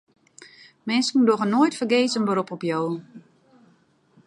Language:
Western Frisian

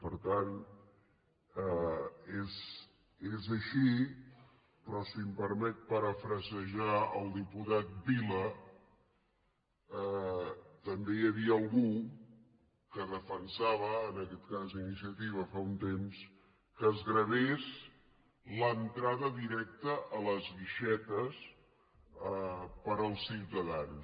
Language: Catalan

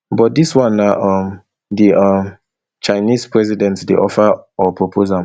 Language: Nigerian Pidgin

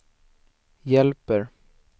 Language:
Swedish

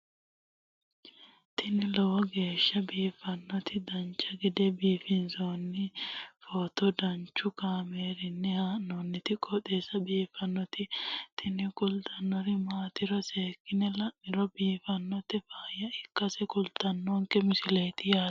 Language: Sidamo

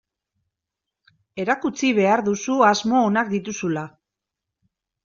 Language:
Basque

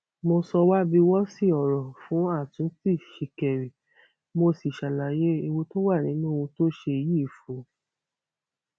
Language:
Yoruba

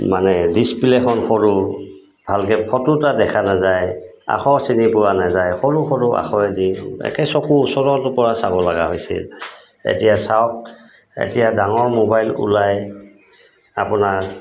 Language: Assamese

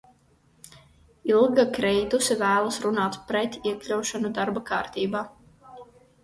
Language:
Latvian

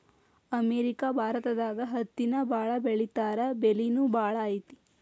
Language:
Kannada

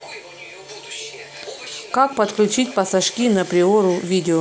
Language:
Russian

